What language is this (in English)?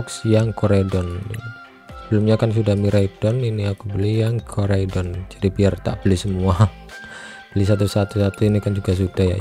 Indonesian